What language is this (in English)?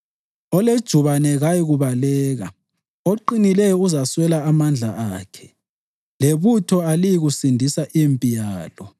North Ndebele